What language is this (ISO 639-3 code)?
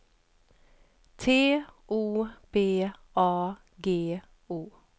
swe